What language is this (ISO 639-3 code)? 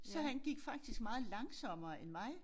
dan